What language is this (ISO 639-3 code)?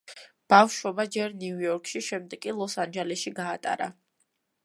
kat